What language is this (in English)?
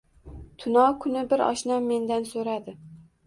Uzbek